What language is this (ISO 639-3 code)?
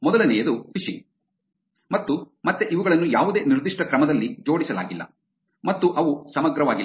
kan